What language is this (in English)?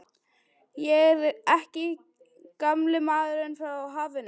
Icelandic